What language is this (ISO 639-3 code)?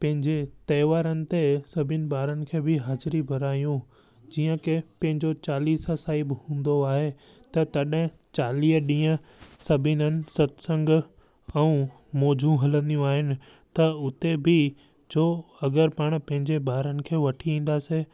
snd